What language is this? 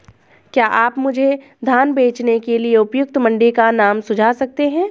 Hindi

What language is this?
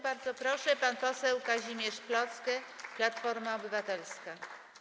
Polish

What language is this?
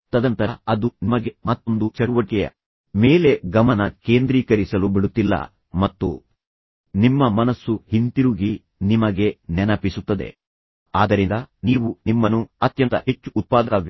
Kannada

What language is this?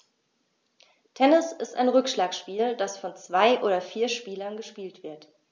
German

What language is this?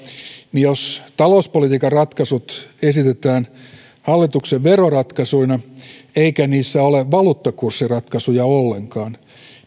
Finnish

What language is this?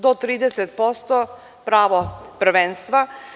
Serbian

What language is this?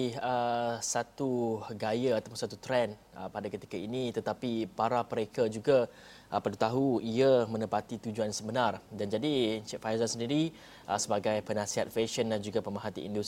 Malay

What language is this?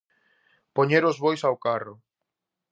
Galician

